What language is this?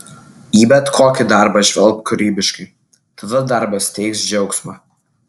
Lithuanian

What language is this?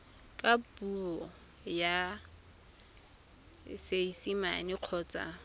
Tswana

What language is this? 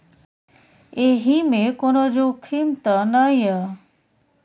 Maithili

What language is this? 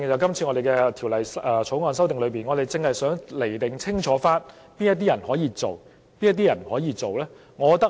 Cantonese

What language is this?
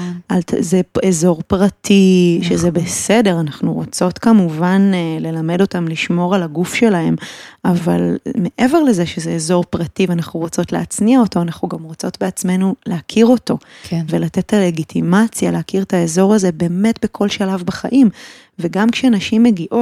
Hebrew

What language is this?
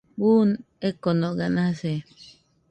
Nüpode Huitoto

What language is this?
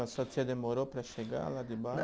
Portuguese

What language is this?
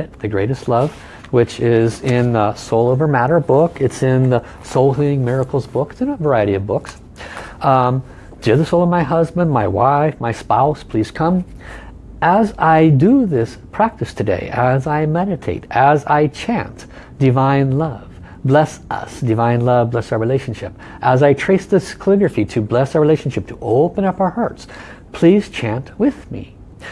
English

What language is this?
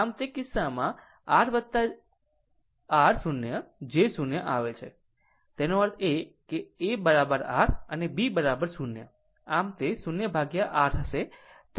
Gujarati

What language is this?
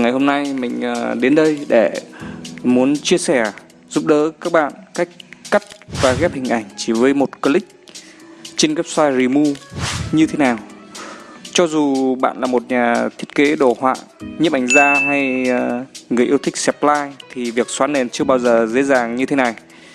Vietnamese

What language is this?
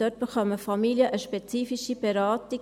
Swiss German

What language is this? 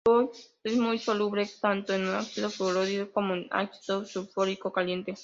Spanish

